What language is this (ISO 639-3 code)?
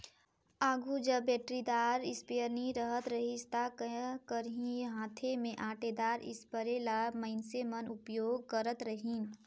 hne